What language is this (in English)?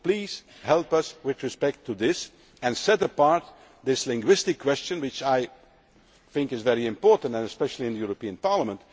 English